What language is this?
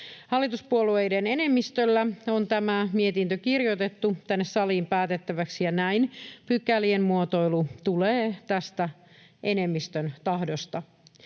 Finnish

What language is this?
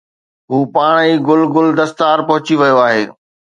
Sindhi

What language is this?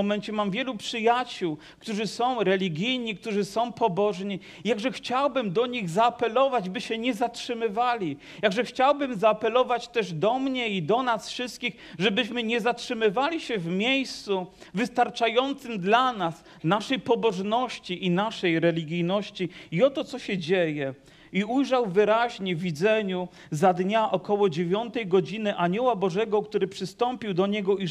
Polish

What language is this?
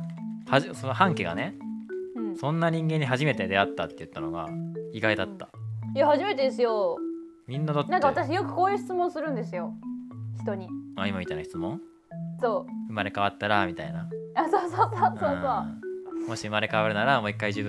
Japanese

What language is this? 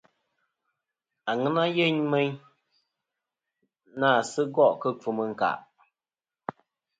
Kom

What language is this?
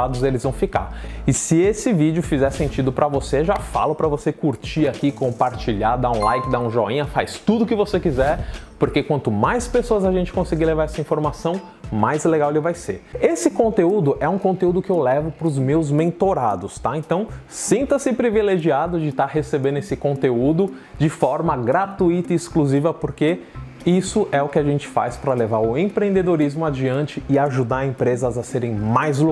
Portuguese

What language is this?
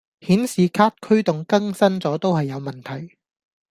Cantonese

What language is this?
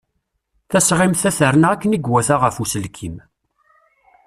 Kabyle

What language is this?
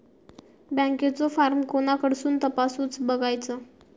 Marathi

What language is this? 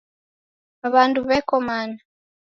Taita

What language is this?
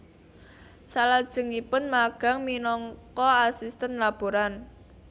Javanese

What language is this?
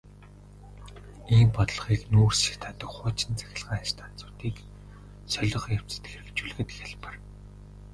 Mongolian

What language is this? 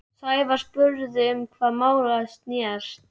Icelandic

